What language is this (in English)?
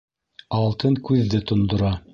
Bashkir